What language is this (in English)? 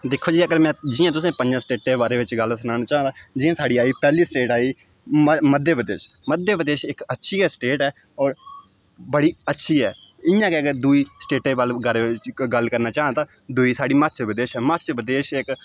Dogri